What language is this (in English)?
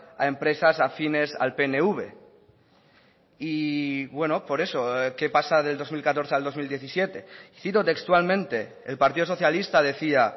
Spanish